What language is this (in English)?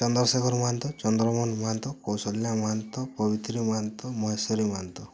Odia